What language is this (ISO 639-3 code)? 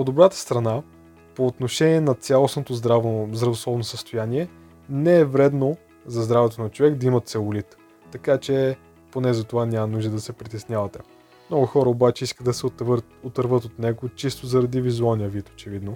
bul